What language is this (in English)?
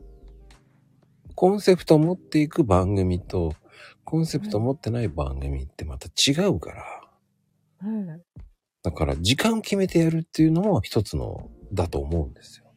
Japanese